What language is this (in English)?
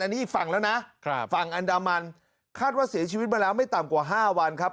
Thai